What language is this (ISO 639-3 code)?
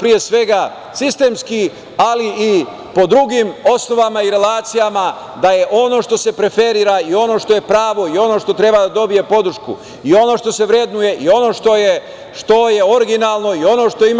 srp